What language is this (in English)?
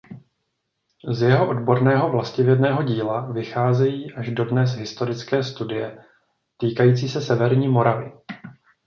Czech